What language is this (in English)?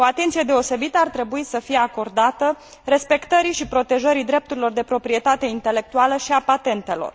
Romanian